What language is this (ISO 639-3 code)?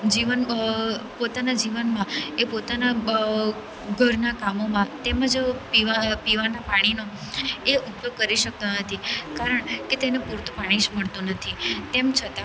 guj